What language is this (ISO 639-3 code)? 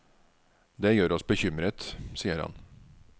nor